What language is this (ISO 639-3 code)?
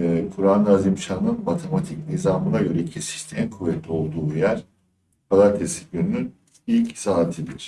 tur